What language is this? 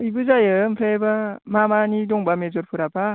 Bodo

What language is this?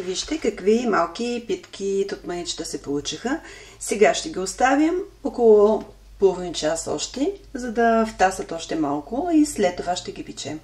Bulgarian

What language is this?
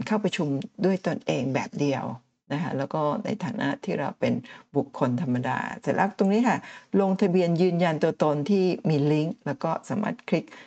Thai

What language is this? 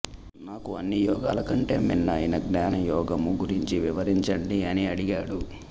Telugu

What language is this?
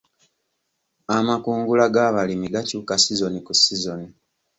Ganda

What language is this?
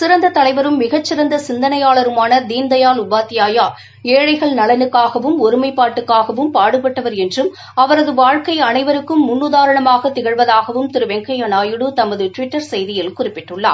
Tamil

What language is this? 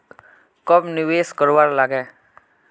Magahi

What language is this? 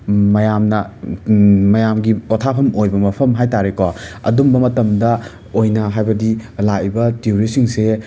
Manipuri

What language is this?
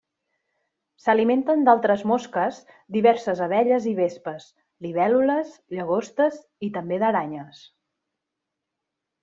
Catalan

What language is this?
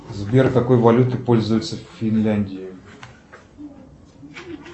Russian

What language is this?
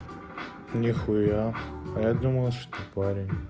Russian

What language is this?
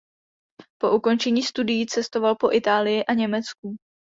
Czech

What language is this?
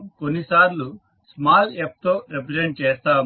Telugu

